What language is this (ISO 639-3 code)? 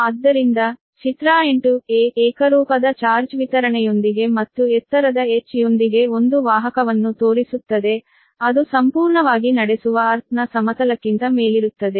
kan